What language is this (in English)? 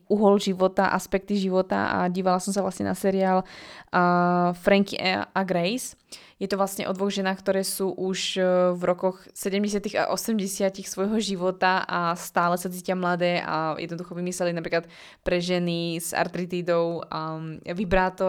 Slovak